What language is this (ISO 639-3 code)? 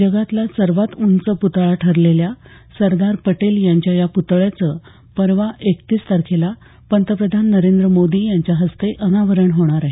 mar